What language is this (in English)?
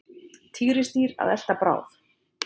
Icelandic